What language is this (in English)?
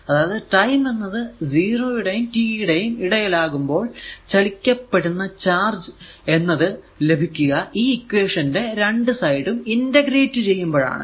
Malayalam